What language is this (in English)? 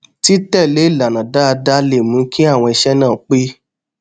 Yoruba